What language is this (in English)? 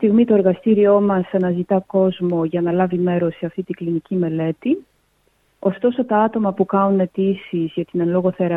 Greek